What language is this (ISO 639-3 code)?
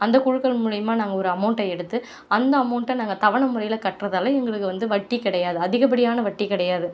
tam